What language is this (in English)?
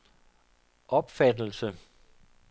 Danish